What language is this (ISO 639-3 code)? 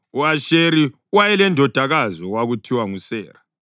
nde